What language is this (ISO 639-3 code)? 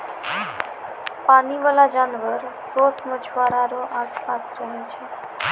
mai